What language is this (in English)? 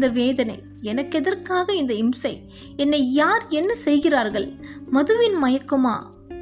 Tamil